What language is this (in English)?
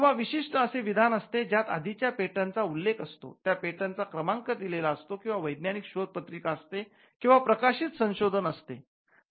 Marathi